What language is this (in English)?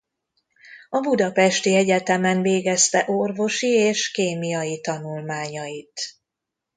Hungarian